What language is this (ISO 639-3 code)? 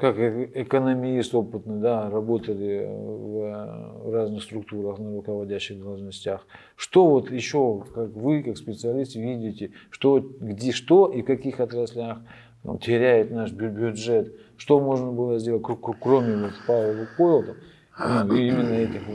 rus